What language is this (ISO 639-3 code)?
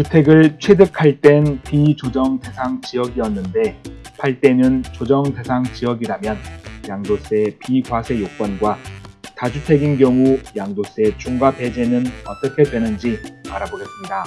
kor